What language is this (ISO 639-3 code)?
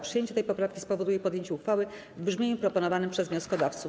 pol